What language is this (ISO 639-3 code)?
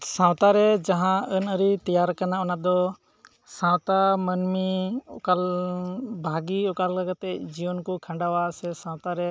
sat